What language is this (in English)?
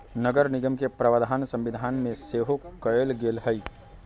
Magahi